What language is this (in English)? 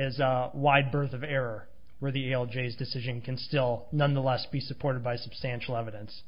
English